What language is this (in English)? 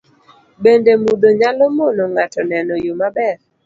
Luo (Kenya and Tanzania)